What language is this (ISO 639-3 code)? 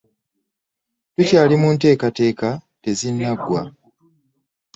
lug